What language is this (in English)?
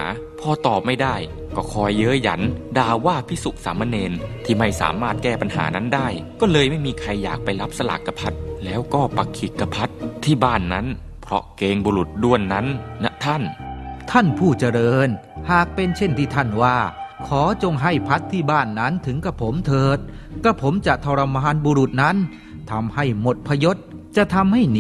Thai